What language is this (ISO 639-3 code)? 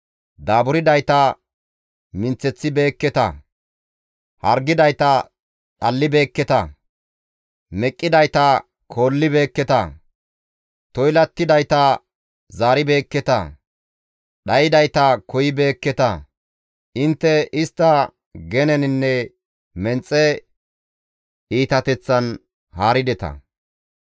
gmv